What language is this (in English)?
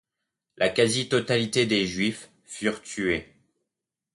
French